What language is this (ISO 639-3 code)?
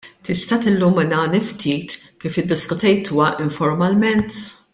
mlt